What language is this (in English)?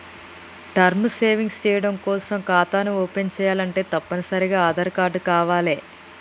Telugu